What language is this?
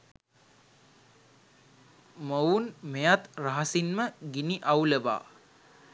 Sinhala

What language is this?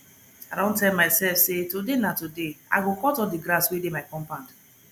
Nigerian Pidgin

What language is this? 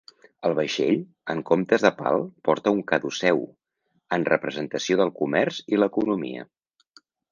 Catalan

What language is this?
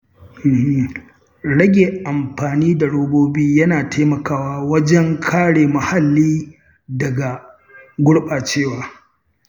Hausa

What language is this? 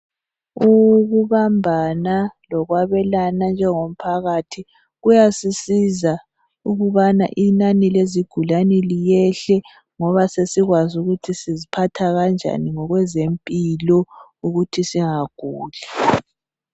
North Ndebele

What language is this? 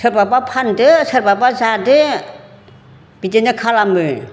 Bodo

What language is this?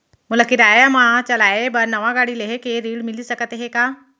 Chhattisgarhi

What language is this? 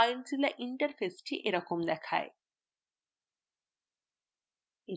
Bangla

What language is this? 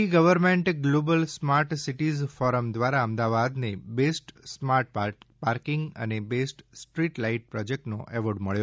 Gujarati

